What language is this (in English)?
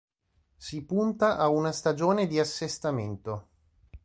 Italian